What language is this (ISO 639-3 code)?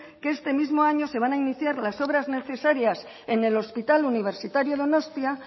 spa